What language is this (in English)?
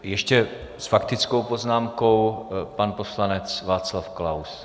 Czech